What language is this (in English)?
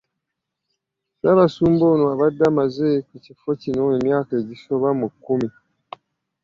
Ganda